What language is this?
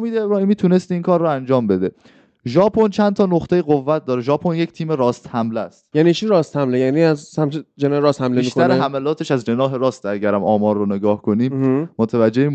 Persian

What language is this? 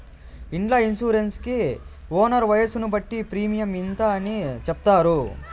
Telugu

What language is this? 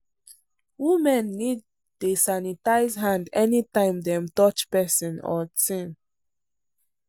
Nigerian Pidgin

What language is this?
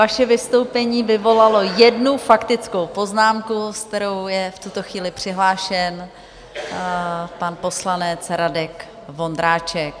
Czech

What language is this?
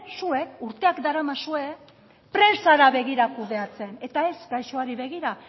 Basque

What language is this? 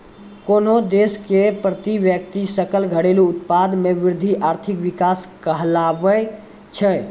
Maithili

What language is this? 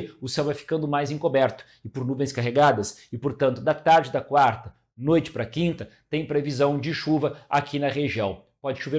Portuguese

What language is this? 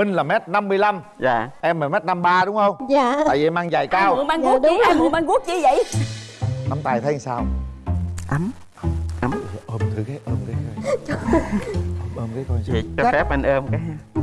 Vietnamese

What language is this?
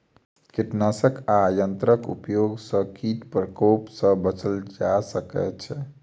Maithili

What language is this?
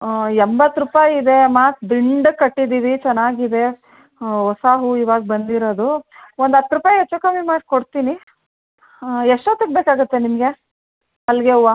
Kannada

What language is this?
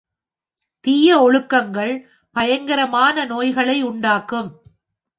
Tamil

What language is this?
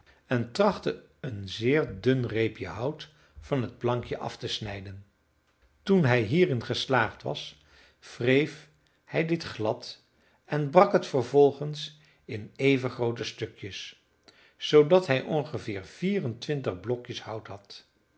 Dutch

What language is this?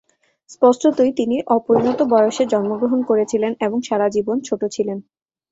Bangla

